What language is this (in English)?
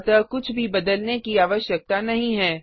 Hindi